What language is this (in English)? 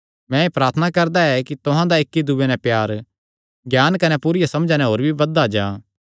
Kangri